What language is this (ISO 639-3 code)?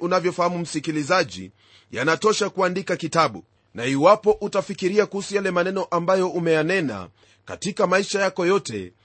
swa